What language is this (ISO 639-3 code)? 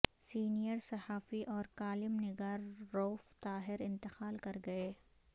urd